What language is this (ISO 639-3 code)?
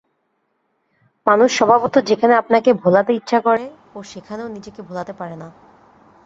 ben